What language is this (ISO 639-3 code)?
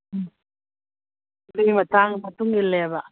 mni